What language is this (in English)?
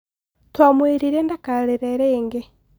Kikuyu